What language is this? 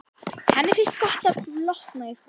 Icelandic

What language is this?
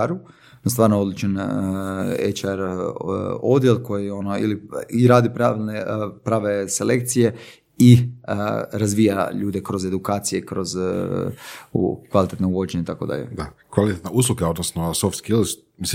Croatian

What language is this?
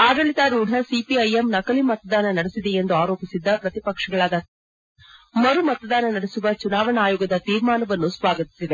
Kannada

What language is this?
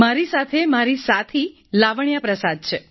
Gujarati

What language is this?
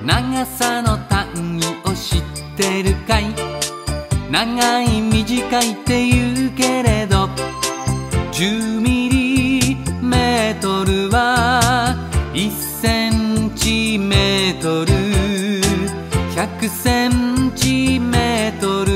Japanese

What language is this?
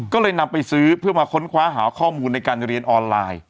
Thai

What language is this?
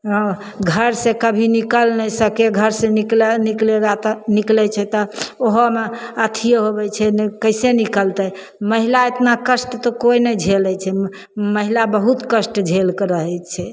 Maithili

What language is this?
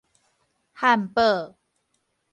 Min Nan Chinese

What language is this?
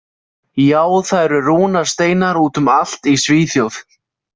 Icelandic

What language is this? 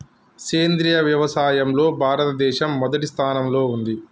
Telugu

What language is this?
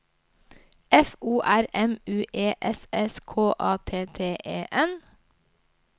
Norwegian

